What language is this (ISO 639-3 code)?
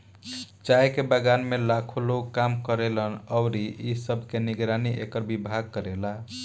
bho